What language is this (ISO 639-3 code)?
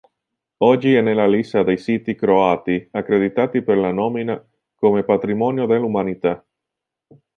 ita